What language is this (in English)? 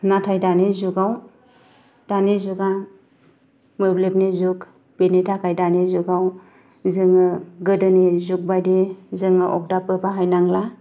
Bodo